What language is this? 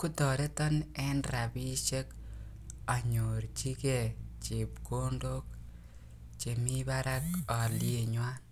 Kalenjin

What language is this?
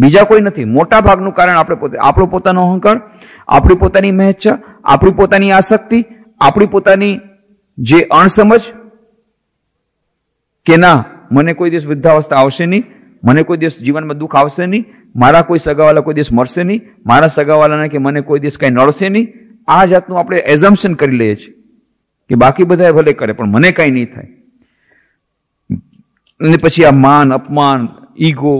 Hindi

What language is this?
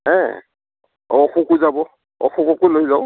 Assamese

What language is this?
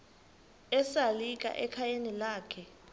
Xhosa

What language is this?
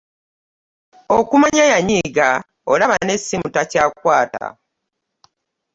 Ganda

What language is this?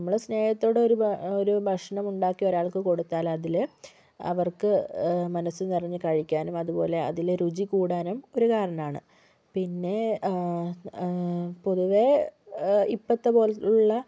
Malayalam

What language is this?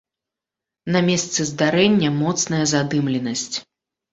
Belarusian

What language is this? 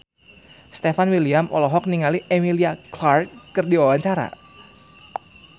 Sundanese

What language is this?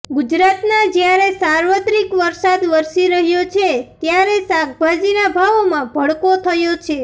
Gujarati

